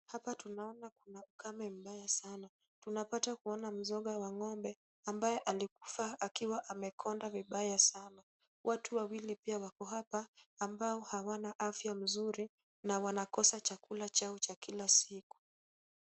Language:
Swahili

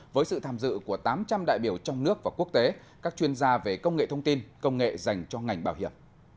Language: Vietnamese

